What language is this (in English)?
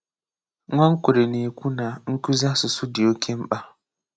Igbo